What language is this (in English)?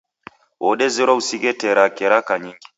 Taita